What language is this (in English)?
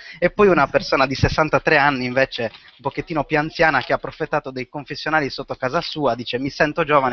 Italian